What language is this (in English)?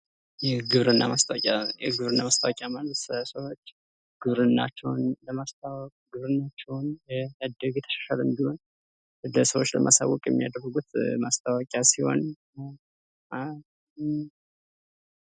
Amharic